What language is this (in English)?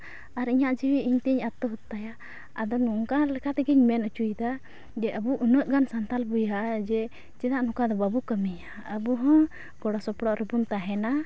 Santali